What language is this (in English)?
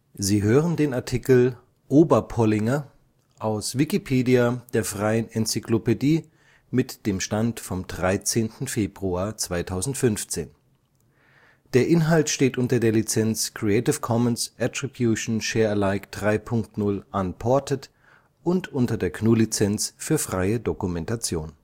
German